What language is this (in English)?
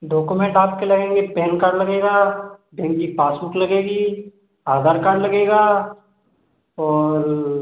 Hindi